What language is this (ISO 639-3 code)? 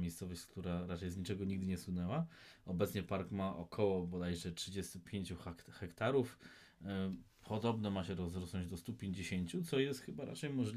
pol